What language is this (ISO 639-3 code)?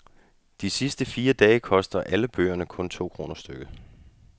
dan